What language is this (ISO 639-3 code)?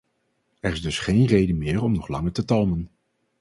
nld